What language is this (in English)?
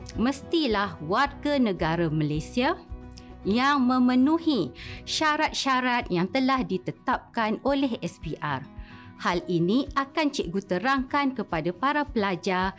Malay